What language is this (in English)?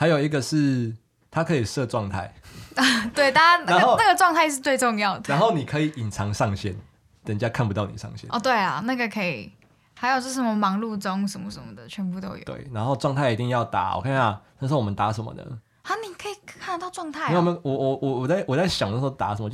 Chinese